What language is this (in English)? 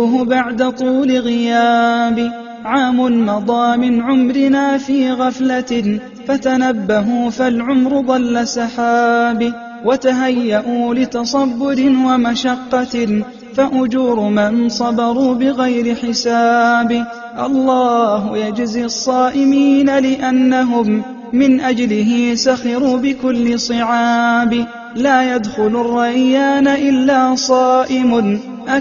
Arabic